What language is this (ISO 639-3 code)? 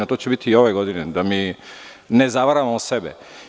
srp